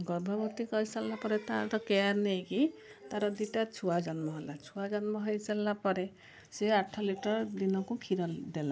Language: Odia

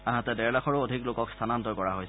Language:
Assamese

